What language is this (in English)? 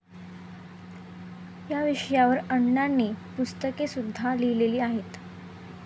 Marathi